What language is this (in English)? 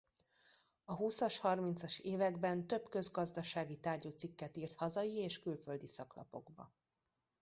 Hungarian